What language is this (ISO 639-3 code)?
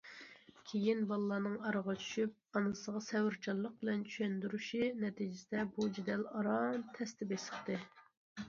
uig